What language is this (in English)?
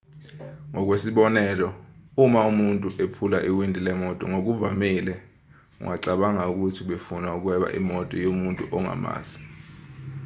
Zulu